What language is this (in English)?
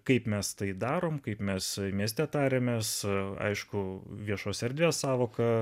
Lithuanian